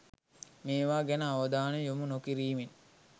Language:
Sinhala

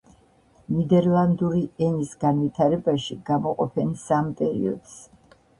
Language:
Georgian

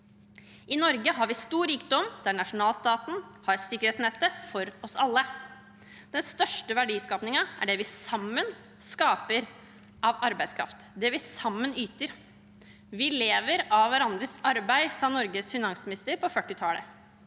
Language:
Norwegian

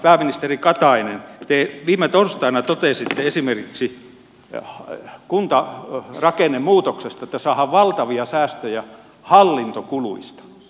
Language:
Finnish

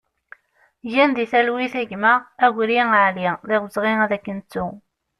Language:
Kabyle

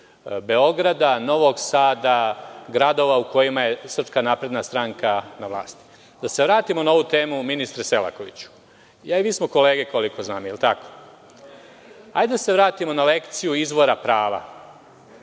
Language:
Serbian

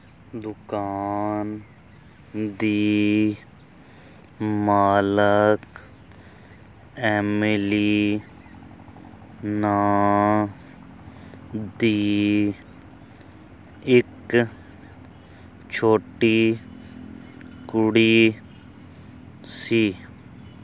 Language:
Punjabi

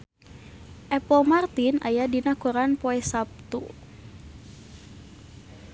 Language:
Sundanese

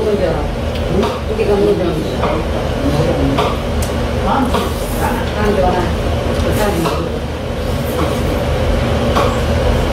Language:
Korean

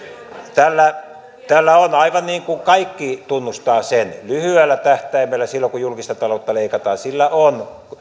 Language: Finnish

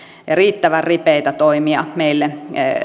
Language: Finnish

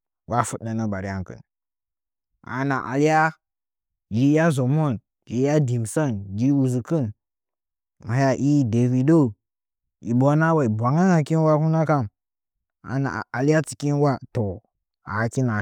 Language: Nzanyi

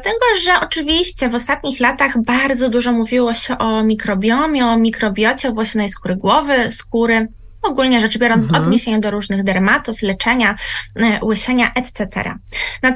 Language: Polish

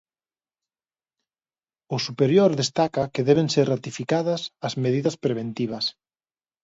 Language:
Galician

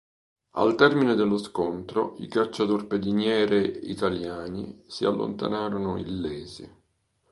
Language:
Italian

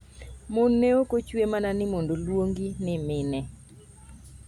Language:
Luo (Kenya and Tanzania)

